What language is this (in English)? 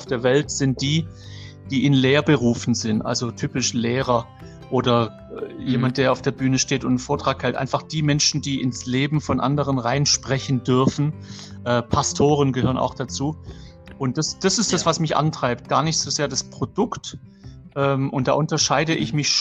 German